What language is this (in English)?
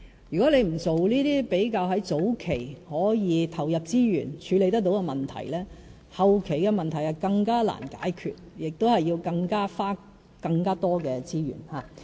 Cantonese